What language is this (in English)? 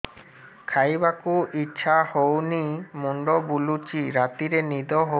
Odia